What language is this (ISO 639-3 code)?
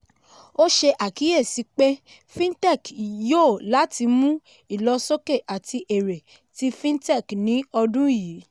yor